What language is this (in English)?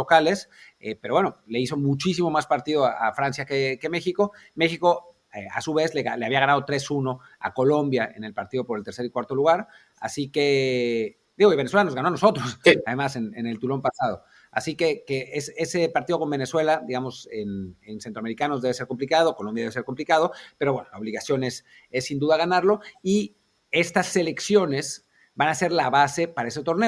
Spanish